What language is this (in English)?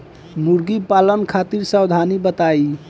Bhojpuri